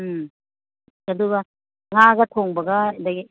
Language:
Manipuri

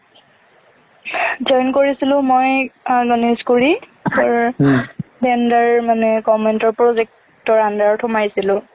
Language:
Assamese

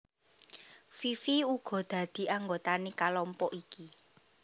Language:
Javanese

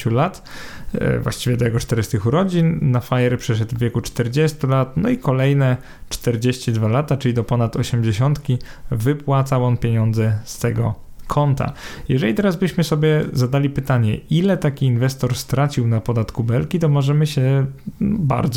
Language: Polish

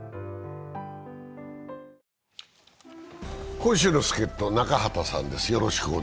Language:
Japanese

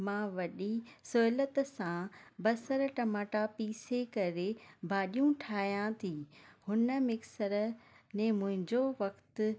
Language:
Sindhi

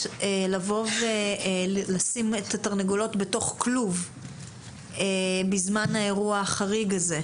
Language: Hebrew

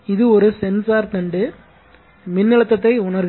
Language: Tamil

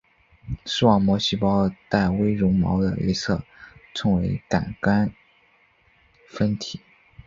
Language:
Chinese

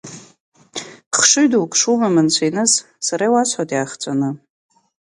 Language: Abkhazian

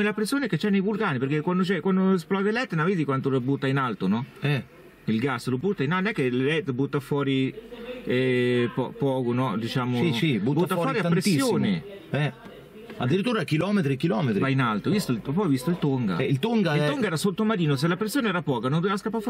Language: Italian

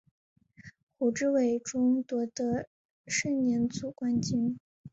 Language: Chinese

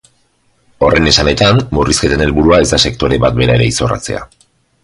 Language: Basque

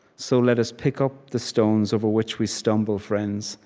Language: English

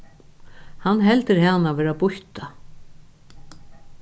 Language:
Faroese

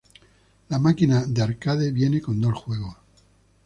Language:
Spanish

